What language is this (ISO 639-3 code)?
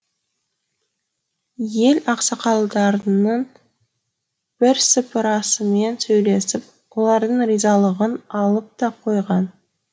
kaz